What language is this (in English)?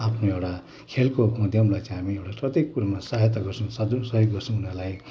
Nepali